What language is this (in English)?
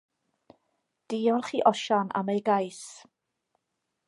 Welsh